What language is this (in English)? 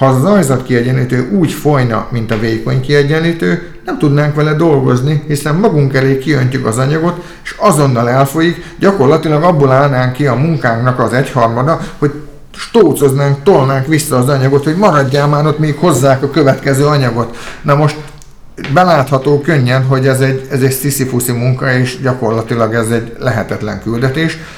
Hungarian